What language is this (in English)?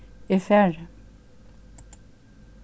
Faroese